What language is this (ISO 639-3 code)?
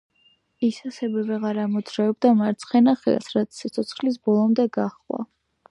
kat